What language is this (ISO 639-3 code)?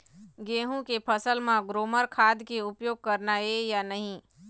hne